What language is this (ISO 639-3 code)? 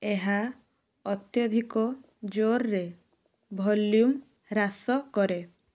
ori